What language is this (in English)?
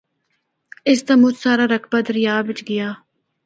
Northern Hindko